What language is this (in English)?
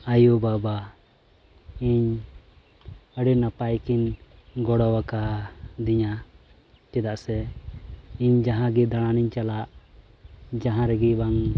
Santali